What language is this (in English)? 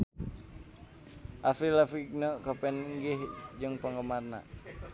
Sundanese